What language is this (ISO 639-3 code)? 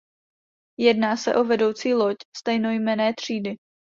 ces